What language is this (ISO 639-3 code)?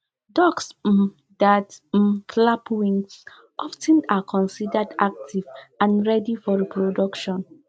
pcm